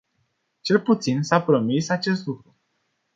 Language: Romanian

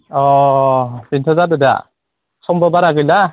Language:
Bodo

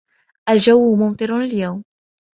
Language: Arabic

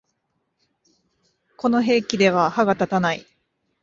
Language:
Japanese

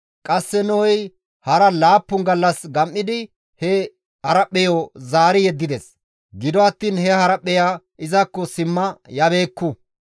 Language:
Gamo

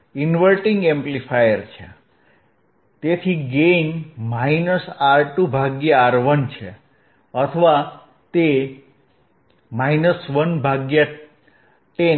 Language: Gujarati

